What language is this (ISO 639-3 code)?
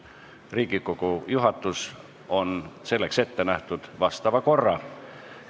est